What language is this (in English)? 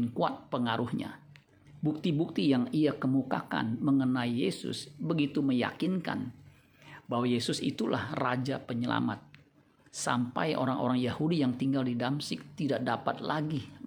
Indonesian